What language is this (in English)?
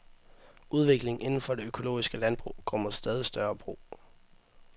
Danish